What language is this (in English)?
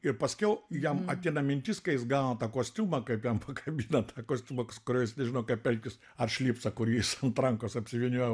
Lithuanian